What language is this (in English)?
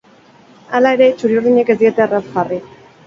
Basque